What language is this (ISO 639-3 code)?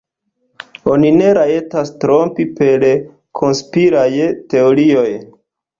epo